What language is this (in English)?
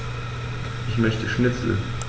German